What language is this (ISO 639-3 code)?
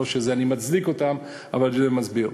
heb